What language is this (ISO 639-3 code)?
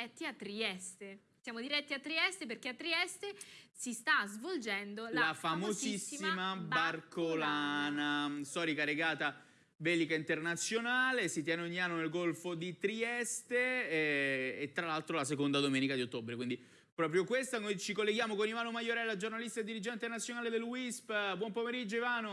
ita